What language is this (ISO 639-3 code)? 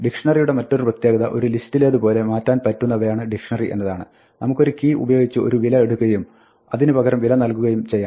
mal